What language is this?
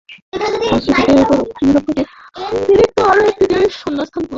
Bangla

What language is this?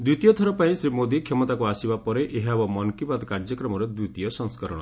Odia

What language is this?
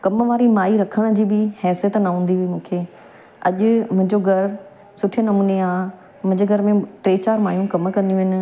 Sindhi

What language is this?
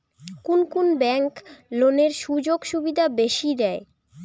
Bangla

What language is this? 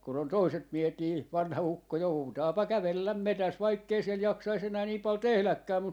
Finnish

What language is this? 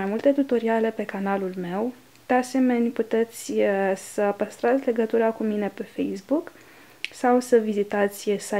Romanian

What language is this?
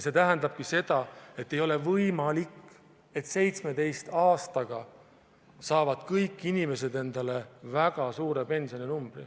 Estonian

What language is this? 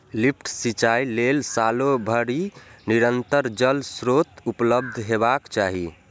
Maithili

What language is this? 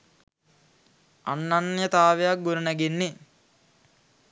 Sinhala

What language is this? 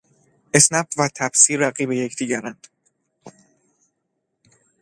Persian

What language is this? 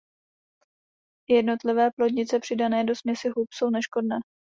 Czech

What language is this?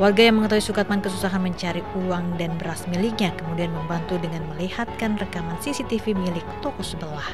Indonesian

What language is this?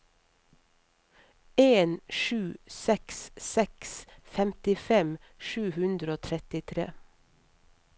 Norwegian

